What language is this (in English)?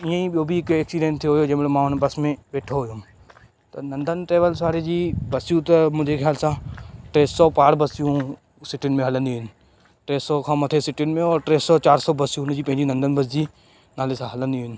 Sindhi